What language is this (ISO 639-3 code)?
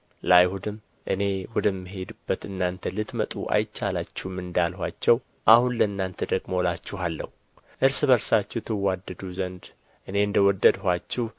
amh